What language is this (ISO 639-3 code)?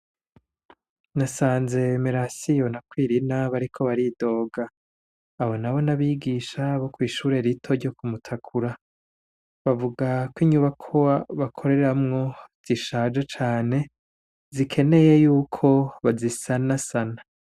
run